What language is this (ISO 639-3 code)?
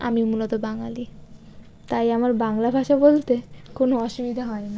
ben